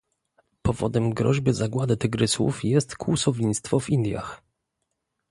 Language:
Polish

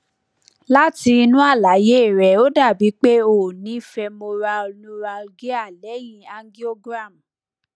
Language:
Yoruba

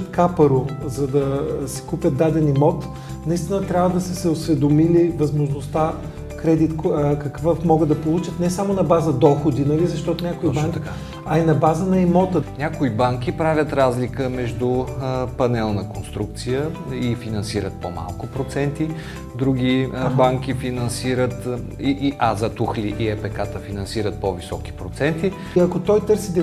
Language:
Bulgarian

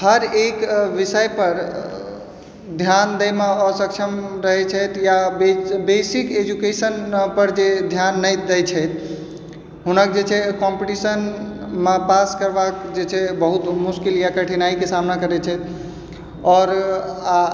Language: Maithili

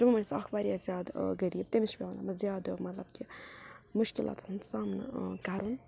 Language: Kashmiri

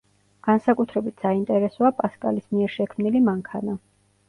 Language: Georgian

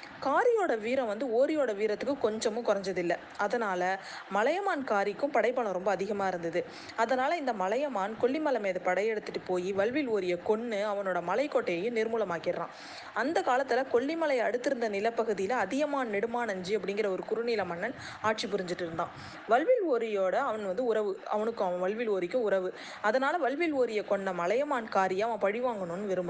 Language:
Tamil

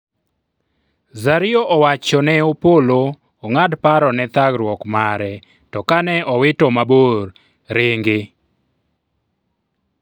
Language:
Luo (Kenya and Tanzania)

